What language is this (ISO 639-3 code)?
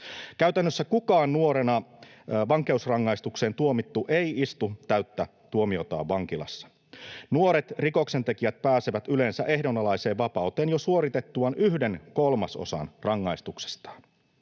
fin